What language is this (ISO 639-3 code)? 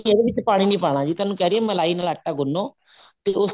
pan